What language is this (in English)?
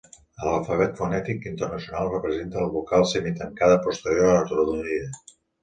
Catalan